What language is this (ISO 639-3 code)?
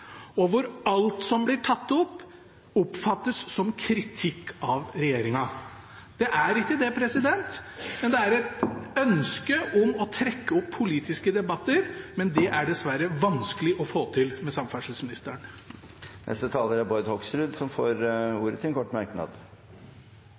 nob